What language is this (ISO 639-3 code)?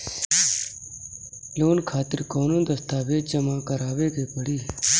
bho